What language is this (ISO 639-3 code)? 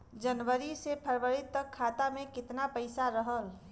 bho